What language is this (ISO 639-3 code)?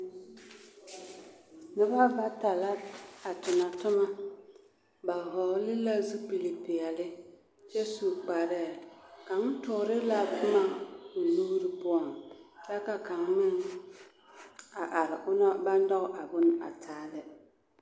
dga